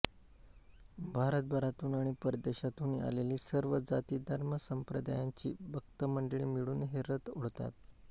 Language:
Marathi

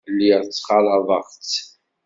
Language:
Kabyle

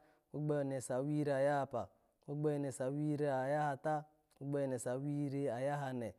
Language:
Alago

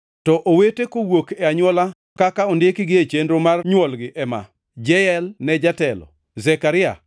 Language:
Luo (Kenya and Tanzania)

